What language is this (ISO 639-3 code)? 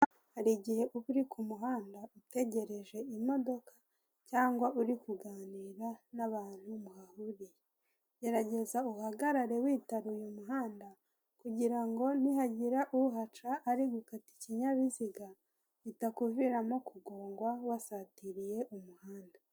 kin